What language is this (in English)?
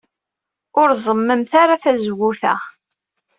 Kabyle